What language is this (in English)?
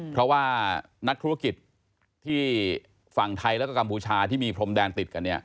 Thai